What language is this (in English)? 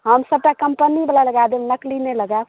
Maithili